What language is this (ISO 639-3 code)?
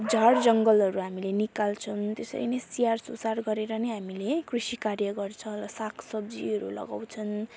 nep